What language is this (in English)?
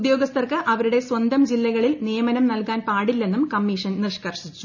Malayalam